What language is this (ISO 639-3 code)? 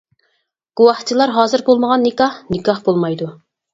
uig